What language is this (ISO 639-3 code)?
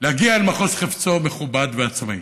heb